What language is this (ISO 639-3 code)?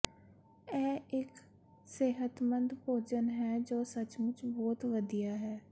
pan